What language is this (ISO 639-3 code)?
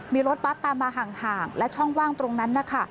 tha